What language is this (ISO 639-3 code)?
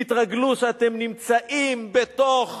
heb